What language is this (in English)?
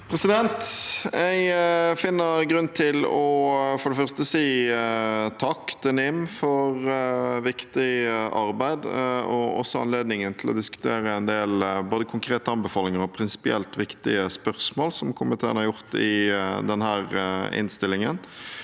Norwegian